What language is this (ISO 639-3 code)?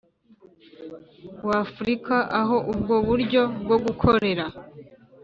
kin